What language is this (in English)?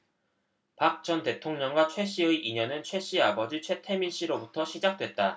Korean